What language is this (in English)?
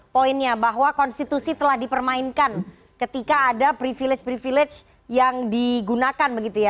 Indonesian